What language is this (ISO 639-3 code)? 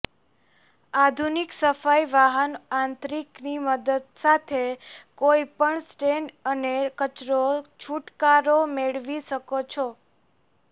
guj